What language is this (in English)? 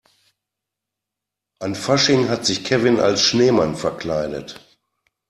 German